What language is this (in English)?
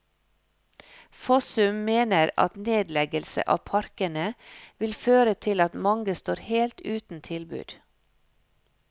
Norwegian